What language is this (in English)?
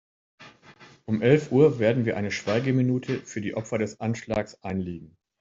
German